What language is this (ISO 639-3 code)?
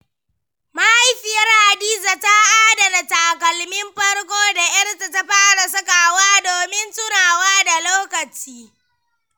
hau